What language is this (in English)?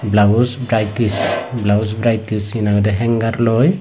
Chakma